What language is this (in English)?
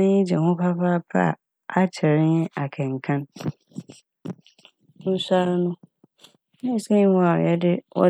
Akan